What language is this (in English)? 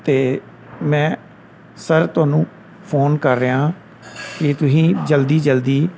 Punjabi